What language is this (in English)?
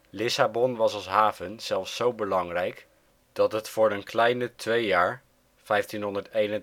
Dutch